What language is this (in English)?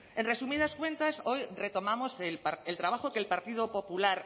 Spanish